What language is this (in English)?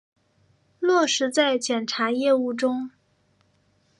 Chinese